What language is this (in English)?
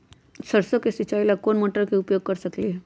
Magahi